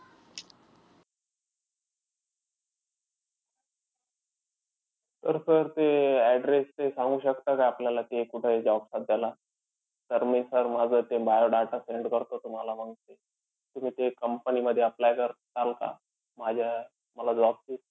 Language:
Marathi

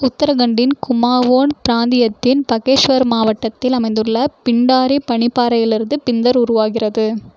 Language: Tamil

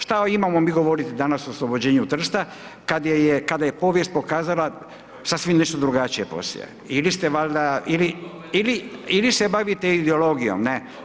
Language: Croatian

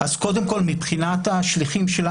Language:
Hebrew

